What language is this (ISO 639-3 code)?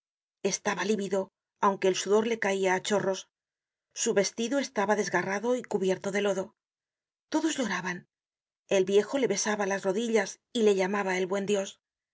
spa